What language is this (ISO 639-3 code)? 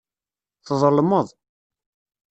kab